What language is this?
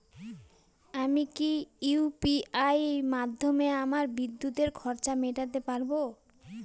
Bangla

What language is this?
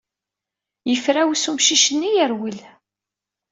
Kabyle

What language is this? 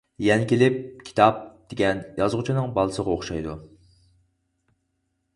Uyghur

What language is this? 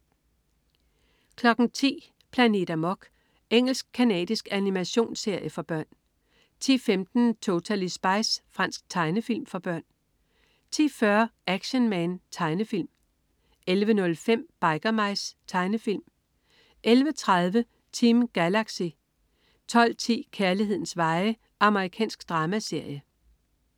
Danish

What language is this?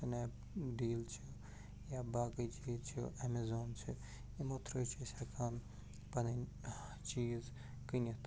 Kashmiri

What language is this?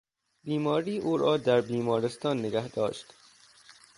Persian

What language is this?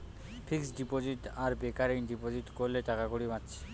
Bangla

